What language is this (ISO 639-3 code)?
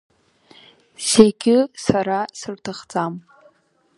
abk